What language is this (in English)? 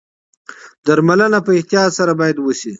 Pashto